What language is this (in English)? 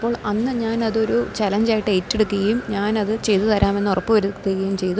Malayalam